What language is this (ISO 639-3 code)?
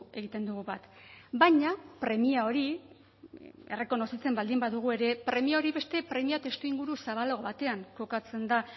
eus